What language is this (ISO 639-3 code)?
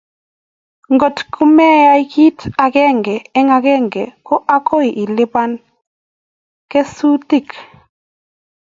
kln